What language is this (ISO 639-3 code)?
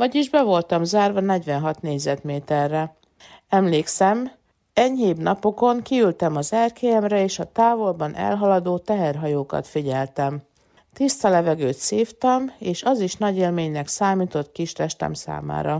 hun